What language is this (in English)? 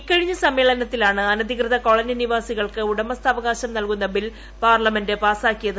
Malayalam